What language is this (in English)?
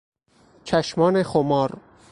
Persian